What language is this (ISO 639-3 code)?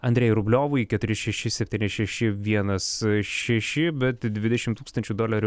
lit